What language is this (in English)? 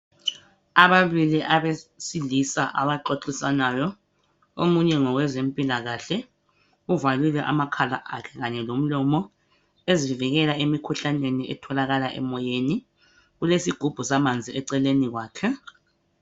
North Ndebele